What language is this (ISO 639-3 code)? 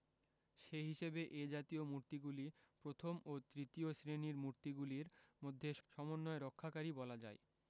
ben